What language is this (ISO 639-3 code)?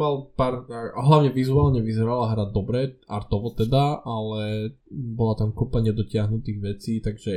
slk